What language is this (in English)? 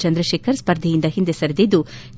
Kannada